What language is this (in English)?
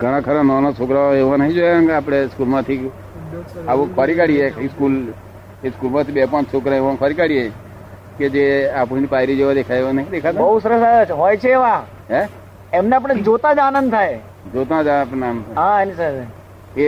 Gujarati